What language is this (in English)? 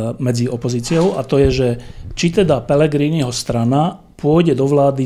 Slovak